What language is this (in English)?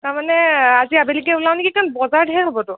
Assamese